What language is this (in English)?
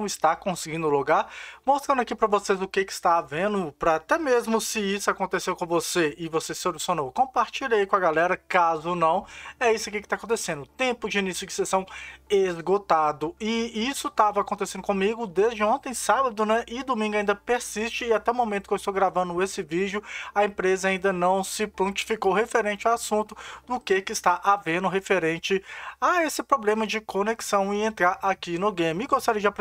Portuguese